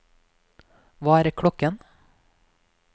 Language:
Norwegian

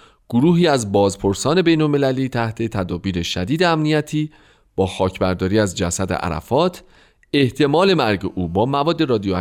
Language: Persian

